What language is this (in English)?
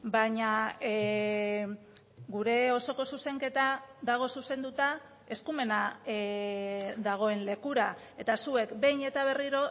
Basque